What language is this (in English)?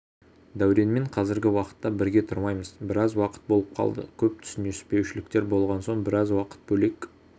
Kazakh